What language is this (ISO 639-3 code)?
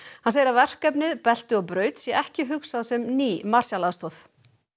isl